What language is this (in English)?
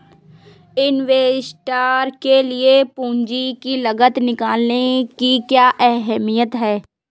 Hindi